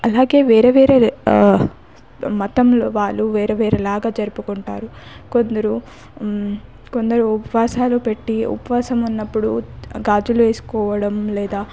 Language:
Telugu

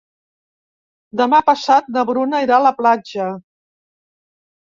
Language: Catalan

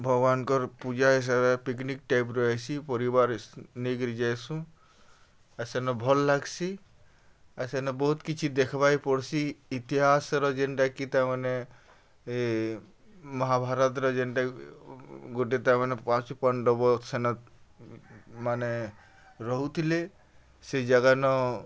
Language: Odia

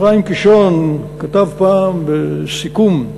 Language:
Hebrew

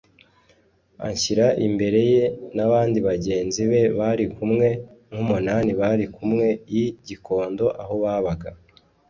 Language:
Kinyarwanda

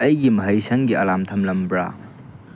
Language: Manipuri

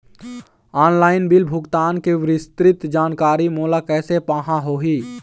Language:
Chhattisgarhi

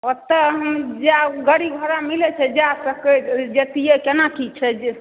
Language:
Maithili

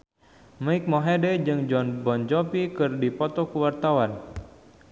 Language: Sundanese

